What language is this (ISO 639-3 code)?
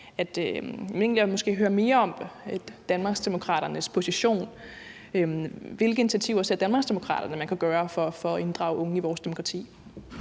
dan